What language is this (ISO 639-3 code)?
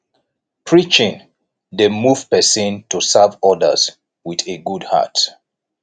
pcm